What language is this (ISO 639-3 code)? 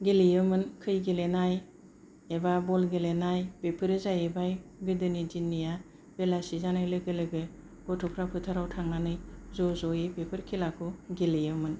brx